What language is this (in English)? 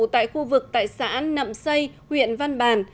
Vietnamese